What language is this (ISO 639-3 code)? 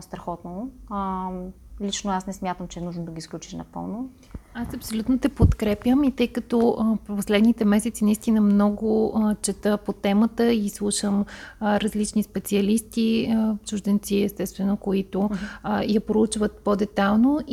bul